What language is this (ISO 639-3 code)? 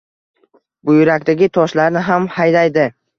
uzb